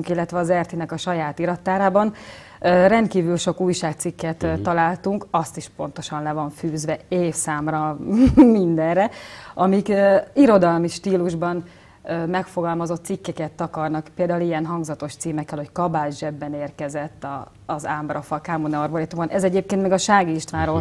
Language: Hungarian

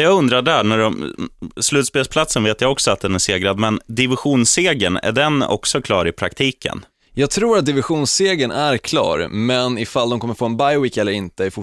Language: Swedish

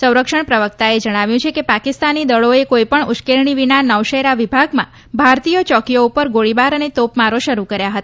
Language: Gujarati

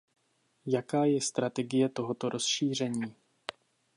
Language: Czech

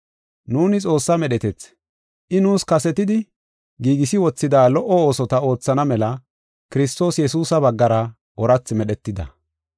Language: Gofa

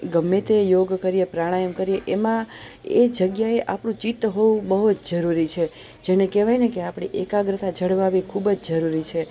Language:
Gujarati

